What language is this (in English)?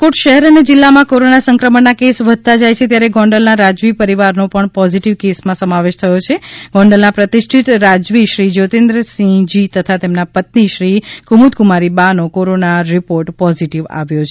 Gujarati